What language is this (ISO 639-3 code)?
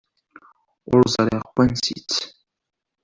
kab